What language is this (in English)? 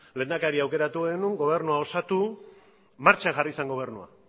Basque